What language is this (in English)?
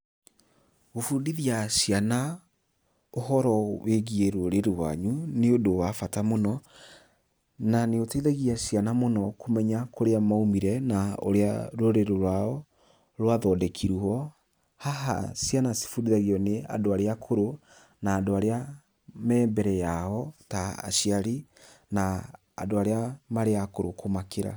Kikuyu